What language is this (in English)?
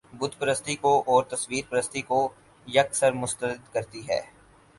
Urdu